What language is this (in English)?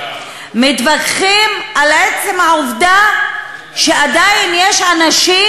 Hebrew